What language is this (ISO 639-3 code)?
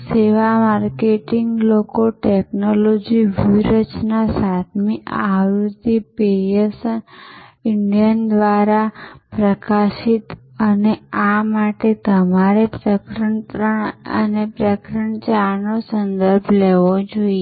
guj